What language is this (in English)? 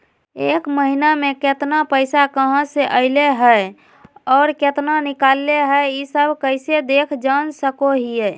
Magahi